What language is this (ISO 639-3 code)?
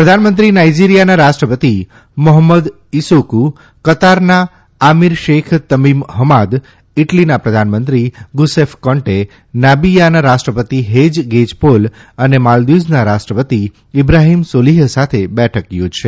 guj